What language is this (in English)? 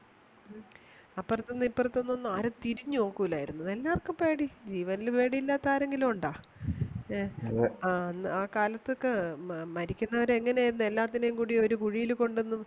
Malayalam